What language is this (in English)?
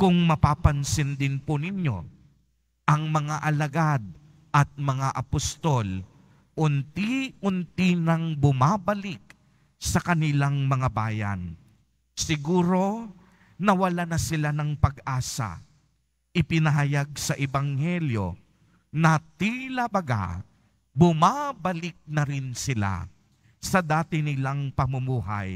Filipino